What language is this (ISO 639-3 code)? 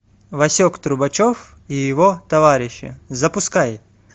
rus